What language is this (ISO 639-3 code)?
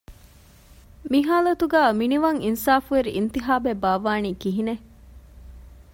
div